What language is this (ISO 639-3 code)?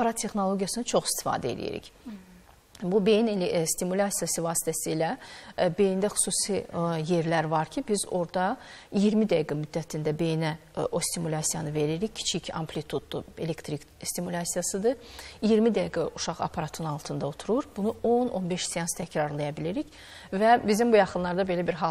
tur